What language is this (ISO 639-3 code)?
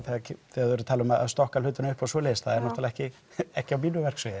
isl